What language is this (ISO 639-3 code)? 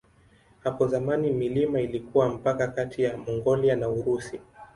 swa